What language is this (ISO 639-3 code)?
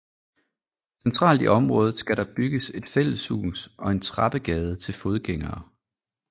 dan